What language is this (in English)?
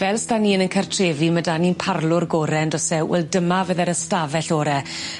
Welsh